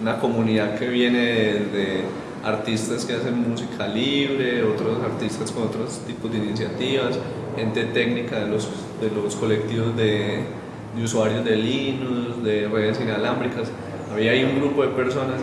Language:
Spanish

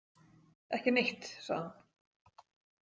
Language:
Icelandic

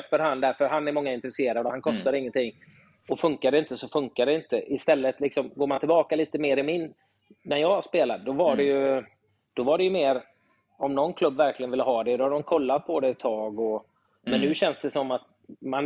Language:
Swedish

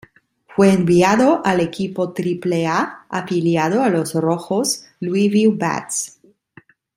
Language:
Spanish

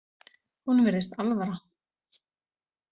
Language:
Icelandic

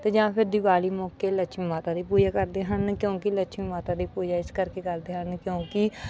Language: Punjabi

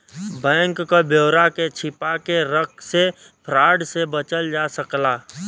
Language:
Bhojpuri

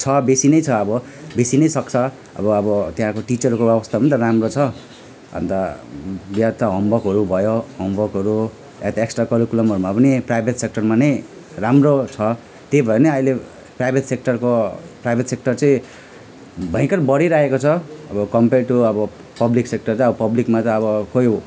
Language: Nepali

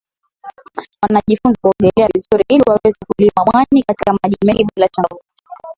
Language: Swahili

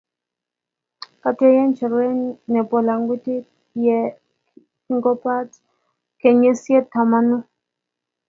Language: Kalenjin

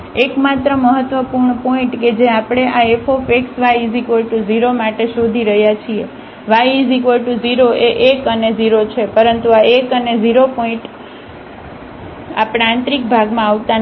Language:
Gujarati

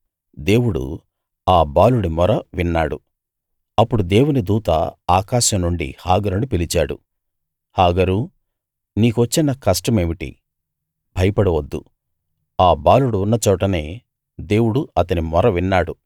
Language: Telugu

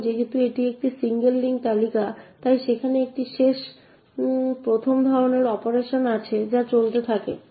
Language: Bangla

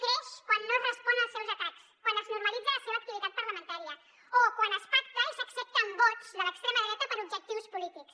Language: Catalan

